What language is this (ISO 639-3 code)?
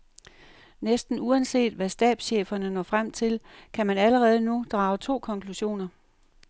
dan